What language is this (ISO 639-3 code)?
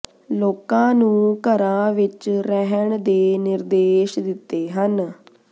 pan